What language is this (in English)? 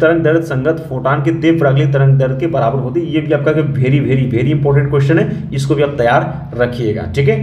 Hindi